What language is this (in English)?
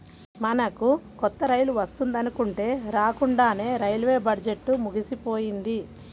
Telugu